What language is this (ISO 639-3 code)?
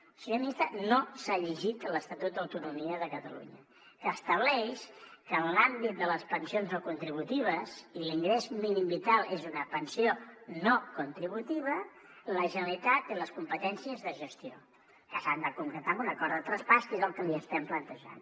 cat